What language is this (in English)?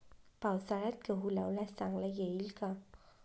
Marathi